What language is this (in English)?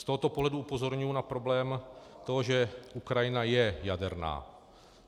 Czech